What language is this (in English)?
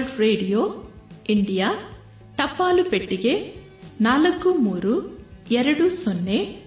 Kannada